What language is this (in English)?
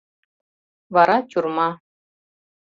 Mari